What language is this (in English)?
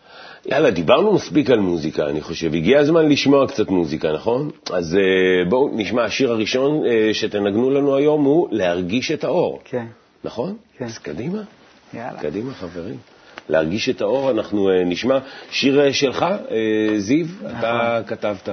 Hebrew